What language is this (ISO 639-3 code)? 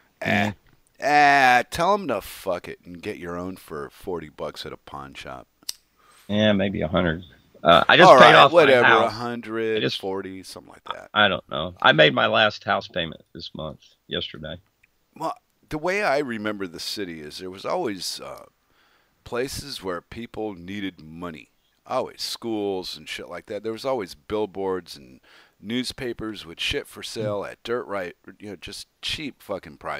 eng